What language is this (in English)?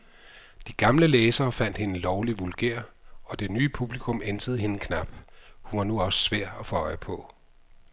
Danish